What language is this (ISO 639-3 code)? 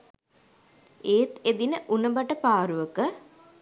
sin